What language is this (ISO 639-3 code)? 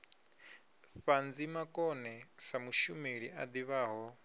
ven